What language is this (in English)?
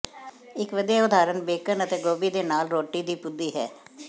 Punjabi